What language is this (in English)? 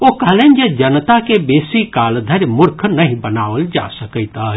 Maithili